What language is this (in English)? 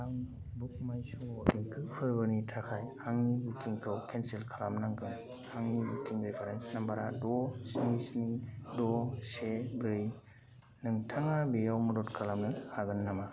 Bodo